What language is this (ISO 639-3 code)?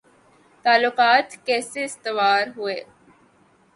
urd